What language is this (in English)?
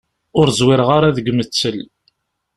Kabyle